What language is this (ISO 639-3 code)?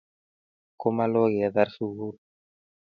kln